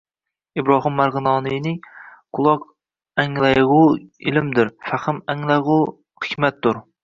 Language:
Uzbek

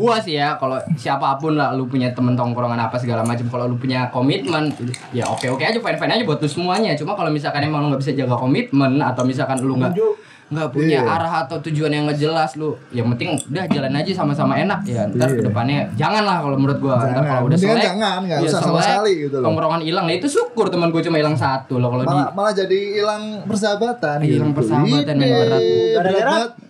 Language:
Indonesian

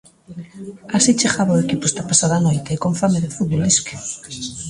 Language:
Galician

